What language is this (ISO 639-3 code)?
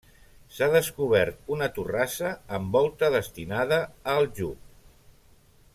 cat